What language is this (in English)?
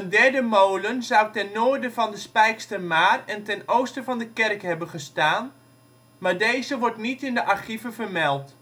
Dutch